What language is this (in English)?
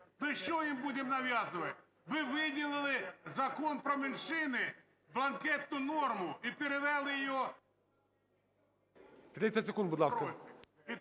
Ukrainian